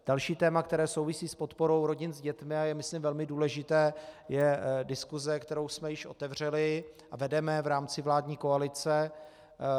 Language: Czech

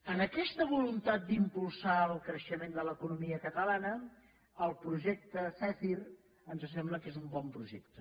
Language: Catalan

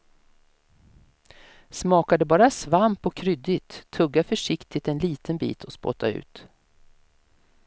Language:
Swedish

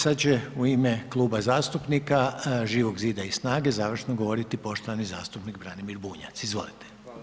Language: Croatian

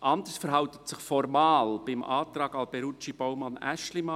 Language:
Swiss German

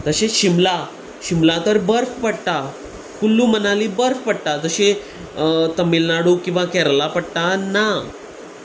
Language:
Konkani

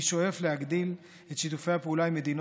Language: Hebrew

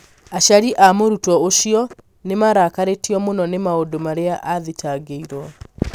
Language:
Kikuyu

